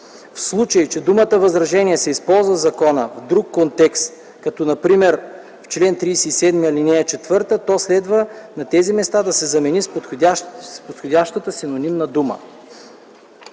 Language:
Bulgarian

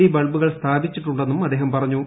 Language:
Malayalam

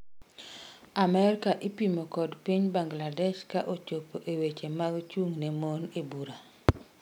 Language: Luo (Kenya and Tanzania)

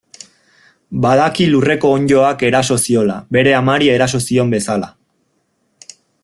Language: Basque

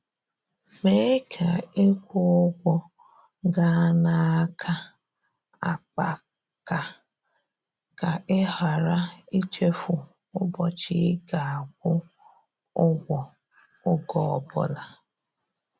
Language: Igbo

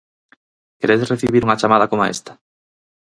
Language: Galician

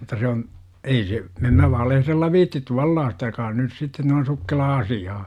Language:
Finnish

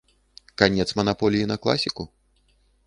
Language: Belarusian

